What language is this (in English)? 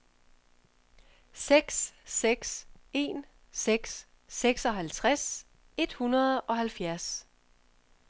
Danish